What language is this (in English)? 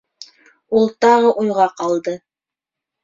Bashkir